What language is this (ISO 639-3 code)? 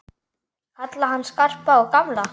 isl